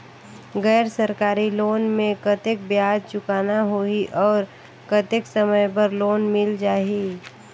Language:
Chhattisgarhi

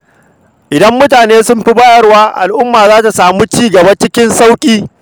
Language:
Hausa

